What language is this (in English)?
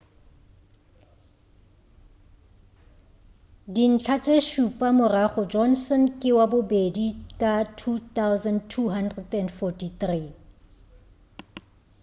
Northern Sotho